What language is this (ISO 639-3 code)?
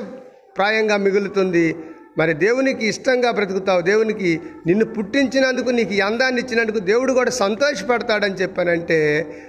tel